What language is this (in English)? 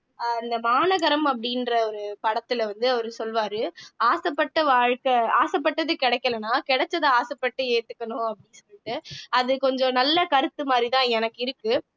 Tamil